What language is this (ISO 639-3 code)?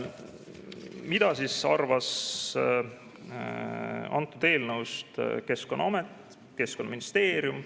est